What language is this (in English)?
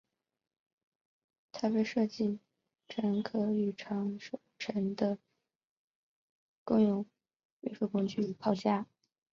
Chinese